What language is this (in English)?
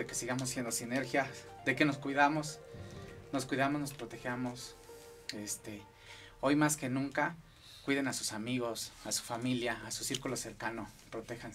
Spanish